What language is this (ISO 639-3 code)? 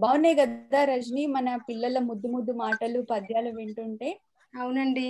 tel